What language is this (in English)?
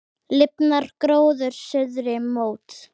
Icelandic